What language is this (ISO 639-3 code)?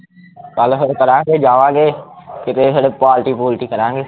pan